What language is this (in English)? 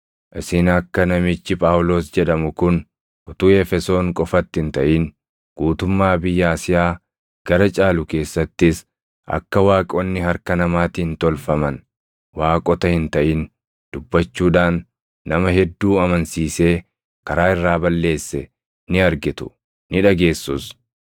Oromo